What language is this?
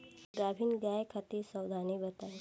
Bhojpuri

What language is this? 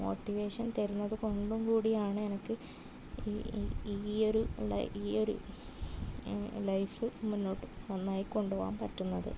Malayalam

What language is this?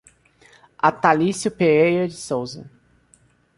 Portuguese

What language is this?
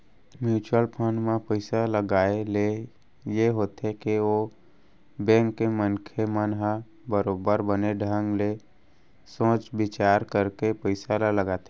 Chhattisgarhi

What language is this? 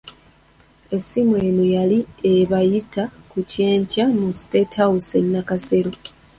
Ganda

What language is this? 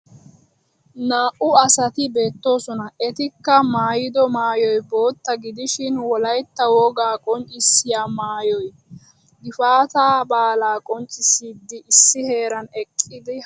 Wolaytta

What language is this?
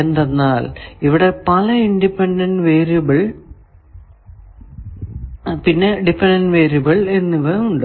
Malayalam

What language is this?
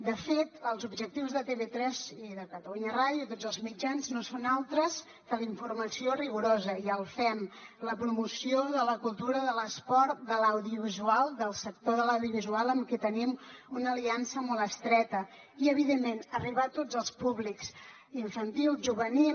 Catalan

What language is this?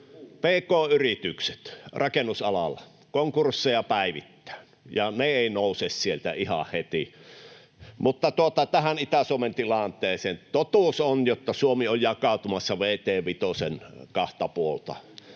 Finnish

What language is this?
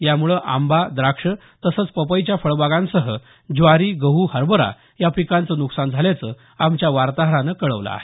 Marathi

